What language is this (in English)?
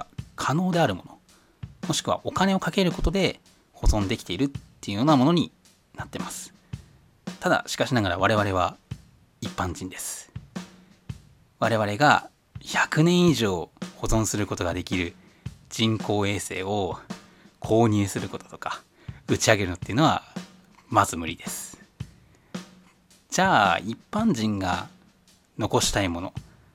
Japanese